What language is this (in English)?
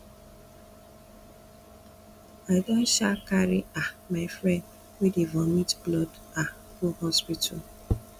Nigerian Pidgin